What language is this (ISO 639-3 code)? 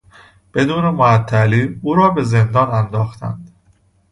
fas